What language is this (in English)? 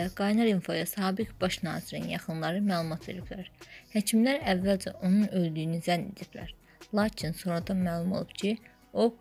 Turkish